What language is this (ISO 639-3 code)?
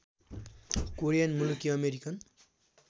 nep